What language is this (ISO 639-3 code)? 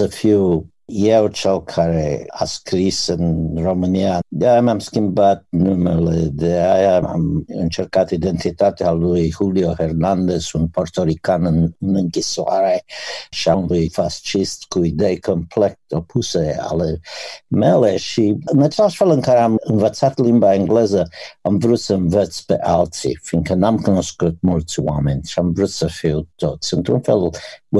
ron